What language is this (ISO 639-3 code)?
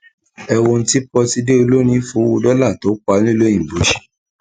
yor